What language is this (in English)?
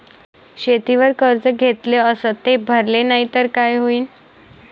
Marathi